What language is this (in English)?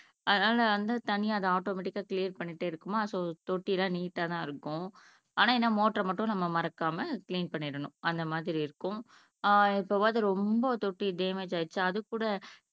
Tamil